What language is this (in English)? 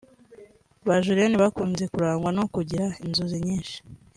Kinyarwanda